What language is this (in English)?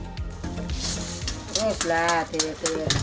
Indonesian